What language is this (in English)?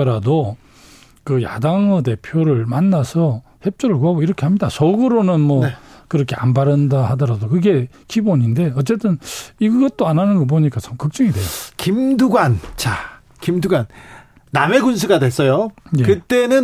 Korean